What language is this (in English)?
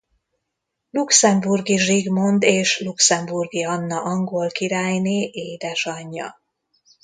Hungarian